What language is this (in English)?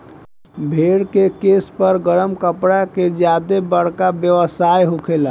Bhojpuri